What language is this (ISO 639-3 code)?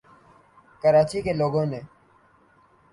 urd